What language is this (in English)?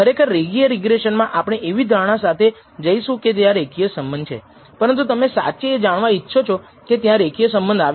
Gujarati